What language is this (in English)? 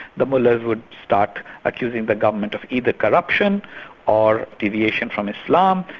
English